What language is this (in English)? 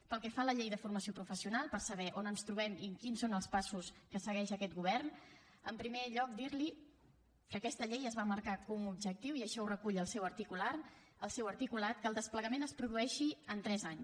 Catalan